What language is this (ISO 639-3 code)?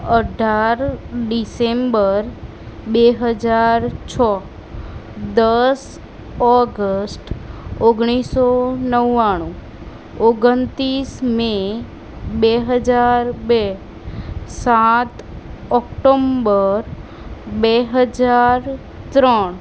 guj